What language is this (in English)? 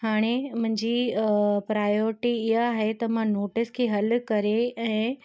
Sindhi